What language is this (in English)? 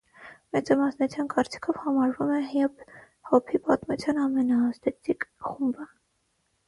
Armenian